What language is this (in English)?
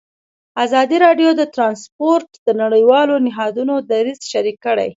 Pashto